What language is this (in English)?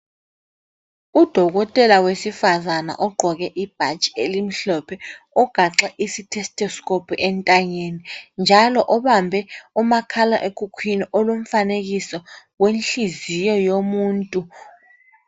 North Ndebele